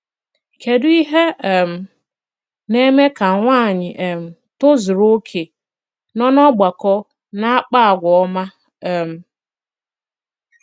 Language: Igbo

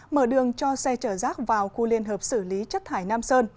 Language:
Vietnamese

